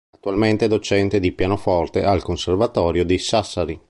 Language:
Italian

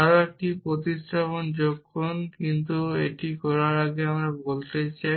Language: Bangla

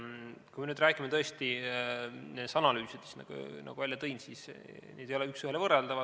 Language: Estonian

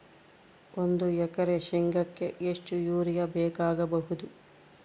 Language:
Kannada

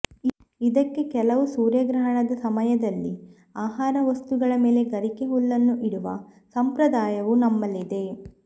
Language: Kannada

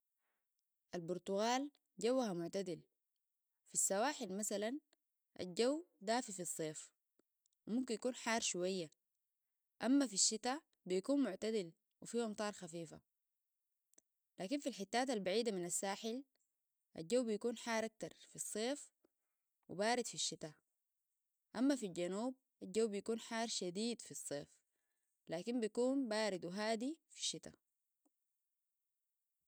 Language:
Sudanese Arabic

